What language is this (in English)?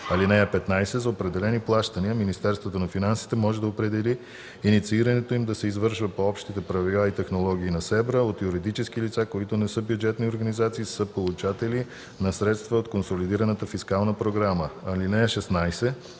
Bulgarian